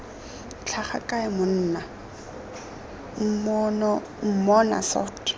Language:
Tswana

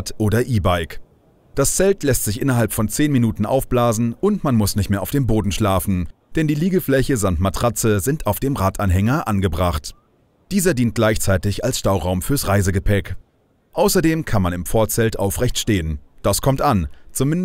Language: German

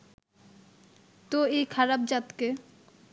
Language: Bangla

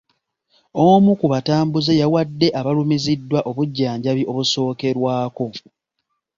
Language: Ganda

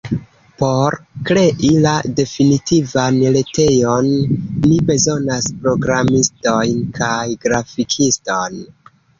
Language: Esperanto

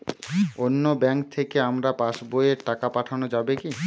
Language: Bangla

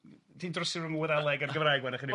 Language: Welsh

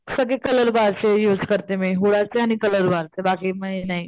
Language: Marathi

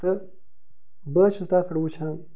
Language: Kashmiri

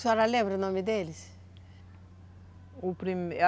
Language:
Portuguese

